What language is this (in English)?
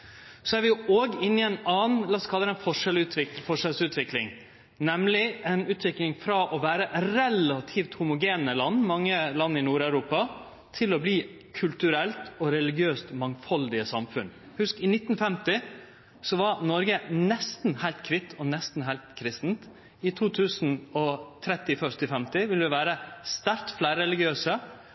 Norwegian Nynorsk